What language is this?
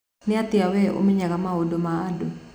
Kikuyu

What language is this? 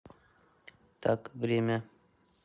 Russian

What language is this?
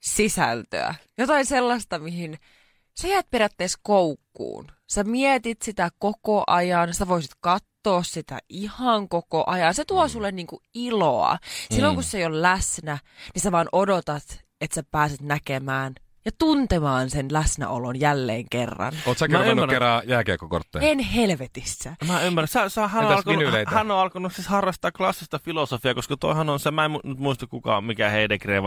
Finnish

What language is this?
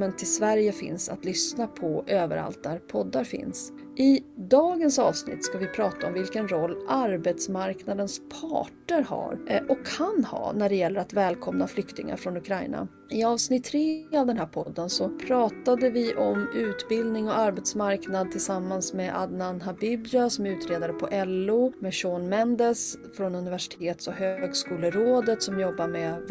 Swedish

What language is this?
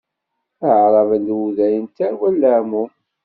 Kabyle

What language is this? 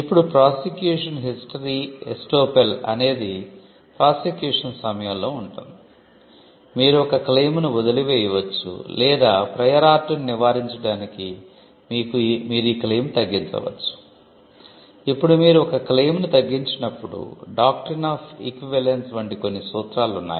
Telugu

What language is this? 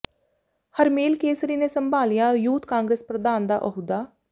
Punjabi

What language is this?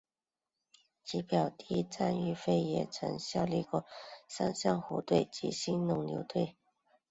Chinese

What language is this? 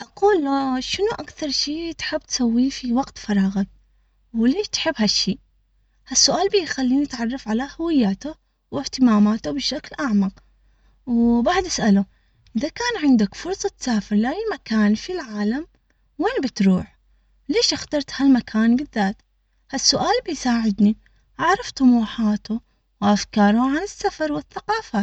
Omani Arabic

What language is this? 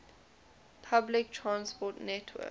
English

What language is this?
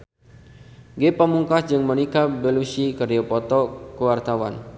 Sundanese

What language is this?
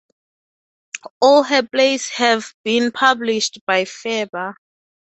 English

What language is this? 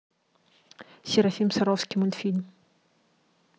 Russian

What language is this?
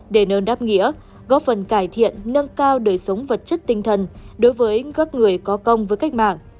Vietnamese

